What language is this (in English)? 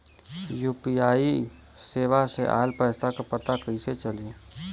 Bhojpuri